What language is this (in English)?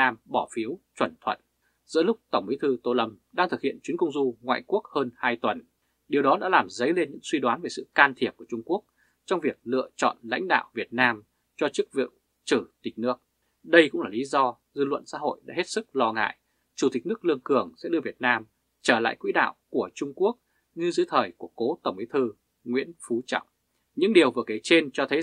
Vietnamese